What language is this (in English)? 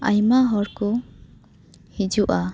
Santali